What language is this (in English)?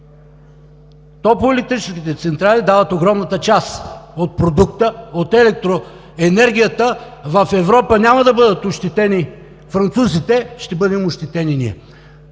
Bulgarian